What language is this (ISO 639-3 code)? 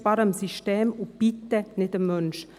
gsw